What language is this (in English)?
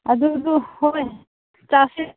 Manipuri